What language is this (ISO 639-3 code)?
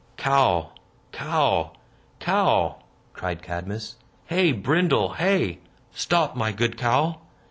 eng